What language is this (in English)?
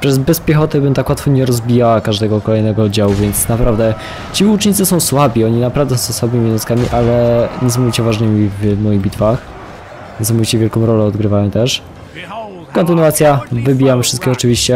Polish